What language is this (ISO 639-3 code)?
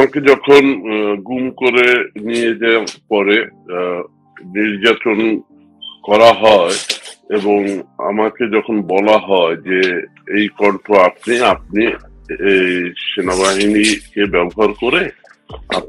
ron